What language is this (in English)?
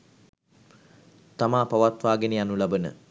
Sinhala